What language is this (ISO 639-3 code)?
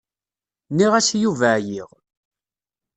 kab